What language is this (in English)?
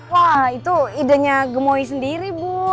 Indonesian